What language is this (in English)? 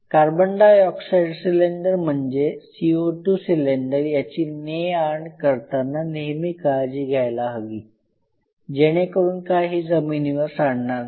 Marathi